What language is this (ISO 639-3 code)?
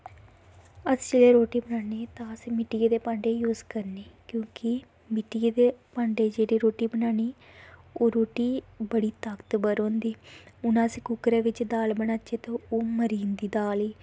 doi